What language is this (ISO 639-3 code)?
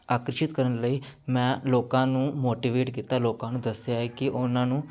pan